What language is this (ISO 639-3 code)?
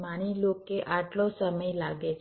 guj